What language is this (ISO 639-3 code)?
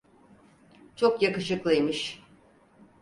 tur